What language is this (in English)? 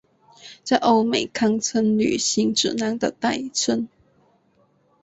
Chinese